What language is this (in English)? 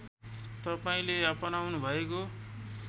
Nepali